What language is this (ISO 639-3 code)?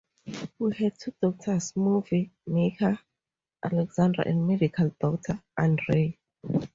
eng